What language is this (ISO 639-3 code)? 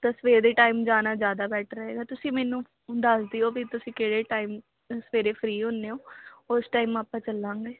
pan